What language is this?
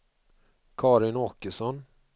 Swedish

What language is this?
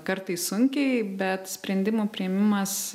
Lithuanian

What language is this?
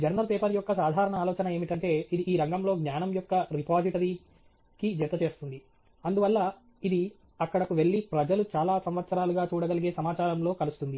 Telugu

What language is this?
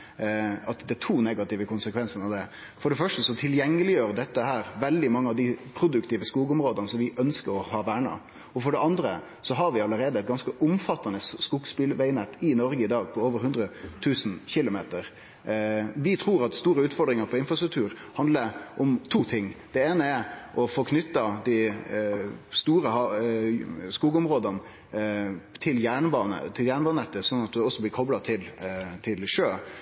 Norwegian Nynorsk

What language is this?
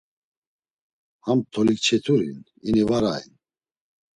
Laz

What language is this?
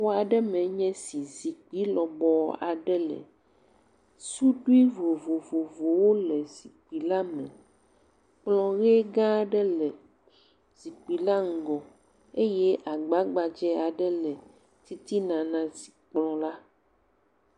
Ewe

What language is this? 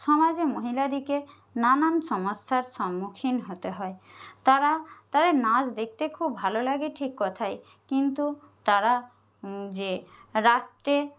Bangla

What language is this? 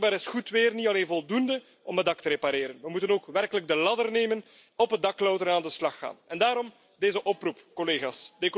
Dutch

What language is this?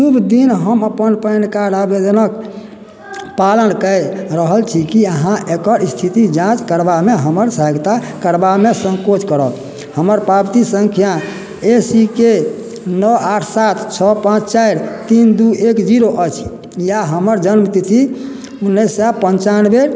Maithili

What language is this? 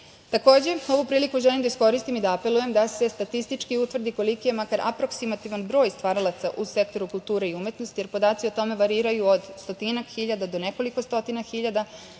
Serbian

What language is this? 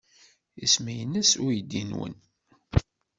Kabyle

